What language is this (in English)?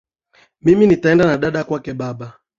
Swahili